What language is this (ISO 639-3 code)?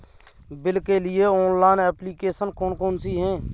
hin